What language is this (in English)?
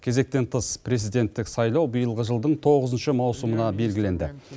Kazakh